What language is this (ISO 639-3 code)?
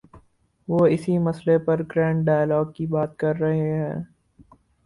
urd